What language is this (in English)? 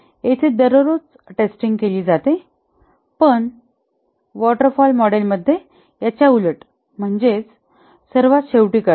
Marathi